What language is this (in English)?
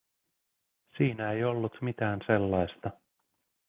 Finnish